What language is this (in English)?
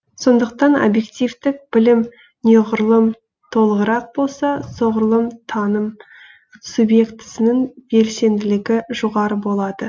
Kazakh